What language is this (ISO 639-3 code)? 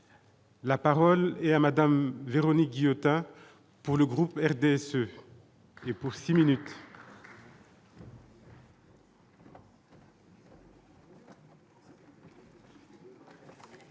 fra